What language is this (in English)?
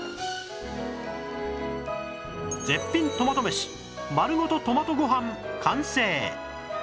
Japanese